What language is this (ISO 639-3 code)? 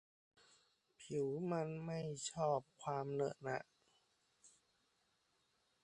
tha